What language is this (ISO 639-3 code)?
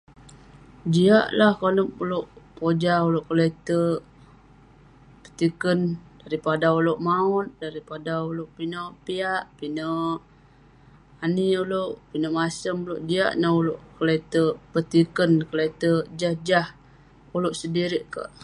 pne